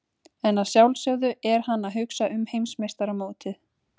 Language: Icelandic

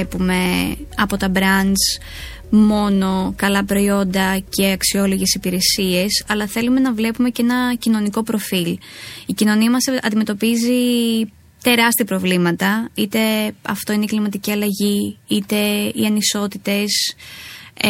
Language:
Greek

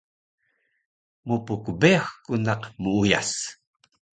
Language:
Taroko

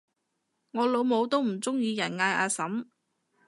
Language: Cantonese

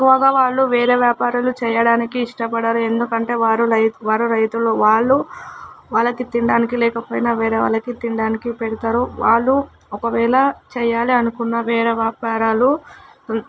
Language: Telugu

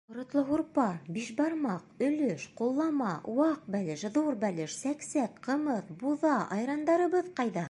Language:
Bashkir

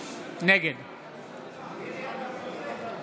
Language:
Hebrew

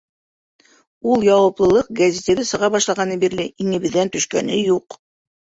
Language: Bashkir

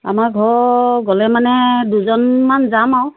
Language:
Assamese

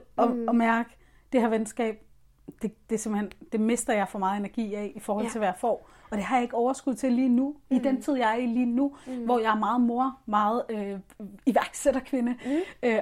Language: Danish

